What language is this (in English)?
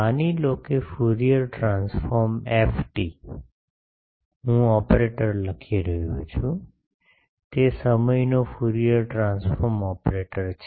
Gujarati